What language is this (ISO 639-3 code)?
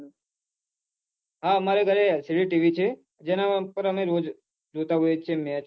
guj